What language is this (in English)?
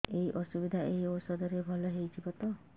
Odia